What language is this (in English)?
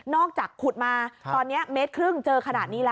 Thai